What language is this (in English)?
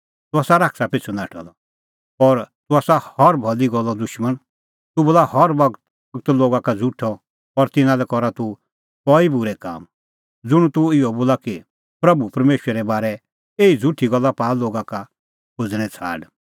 Kullu Pahari